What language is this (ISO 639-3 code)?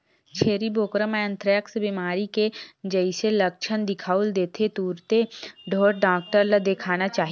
hne